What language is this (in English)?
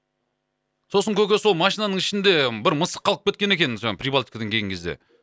Kazakh